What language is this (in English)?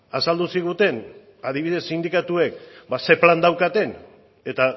Basque